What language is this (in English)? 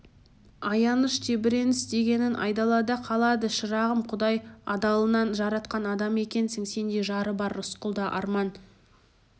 Kazakh